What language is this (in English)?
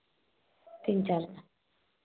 Hindi